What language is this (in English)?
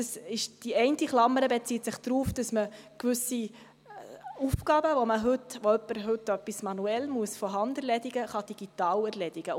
Swiss German